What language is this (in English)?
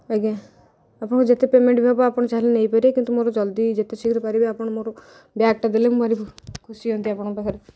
Odia